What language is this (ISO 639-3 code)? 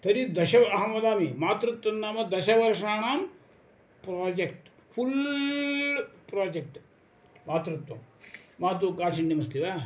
san